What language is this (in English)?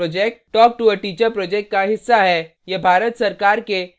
Hindi